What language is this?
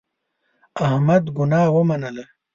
Pashto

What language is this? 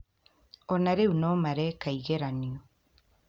Kikuyu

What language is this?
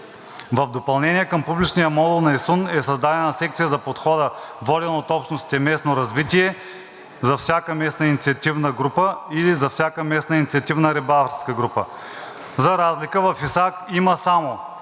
Bulgarian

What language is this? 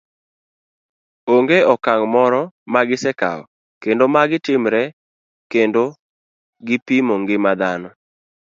Luo (Kenya and Tanzania)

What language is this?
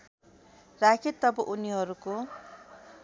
Nepali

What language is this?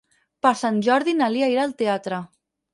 Catalan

